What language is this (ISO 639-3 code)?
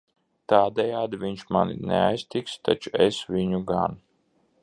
lav